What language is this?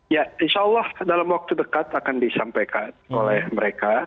Indonesian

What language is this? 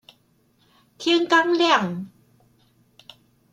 Chinese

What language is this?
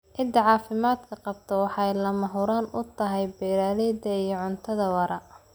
Somali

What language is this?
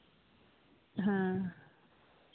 Santali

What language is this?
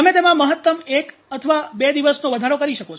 Gujarati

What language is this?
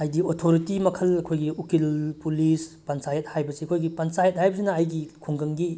Manipuri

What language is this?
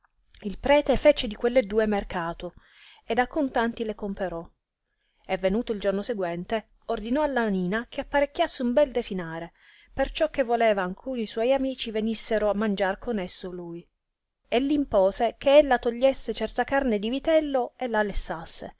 Italian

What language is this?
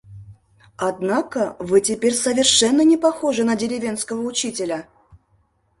Mari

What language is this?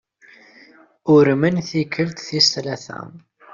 Kabyle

